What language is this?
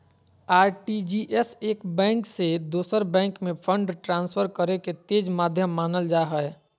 Magahi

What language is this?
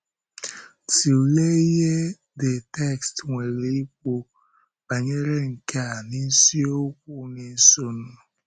Igbo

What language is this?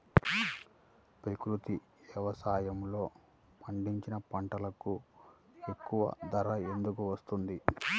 Telugu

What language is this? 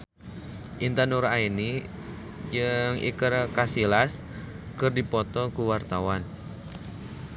Sundanese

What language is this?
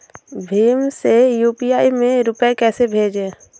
Hindi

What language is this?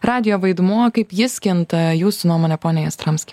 Lithuanian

